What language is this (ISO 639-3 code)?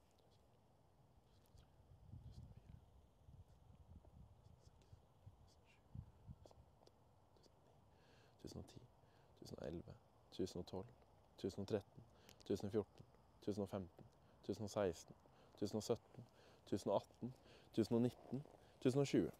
nor